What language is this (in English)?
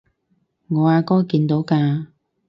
Cantonese